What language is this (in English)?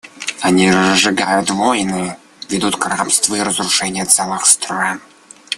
Russian